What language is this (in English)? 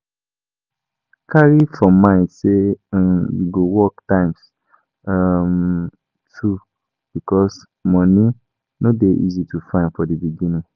Nigerian Pidgin